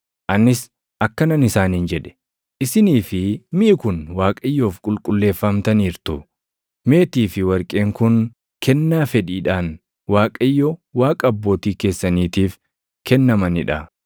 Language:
Oromo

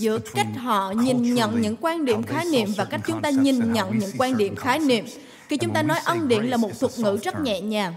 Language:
Vietnamese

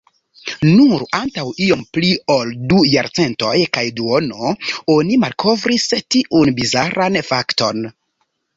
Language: Esperanto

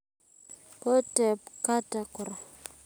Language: Kalenjin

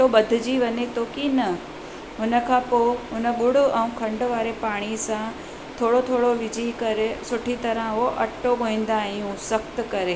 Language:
Sindhi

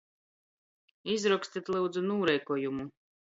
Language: Latgalian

